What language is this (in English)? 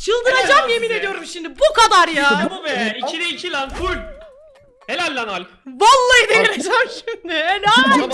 Turkish